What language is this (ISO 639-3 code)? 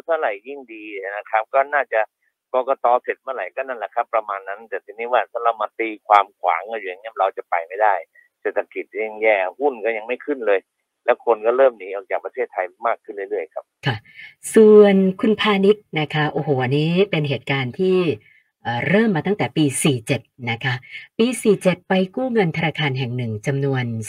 tha